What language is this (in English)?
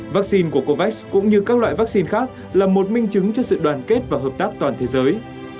Vietnamese